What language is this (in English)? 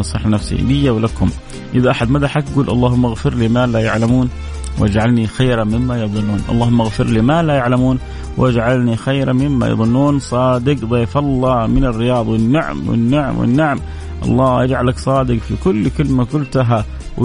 Arabic